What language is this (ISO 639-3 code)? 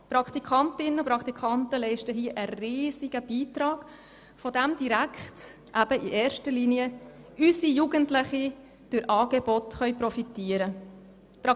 gsw